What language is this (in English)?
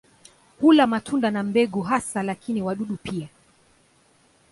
Swahili